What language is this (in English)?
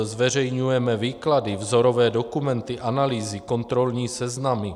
Czech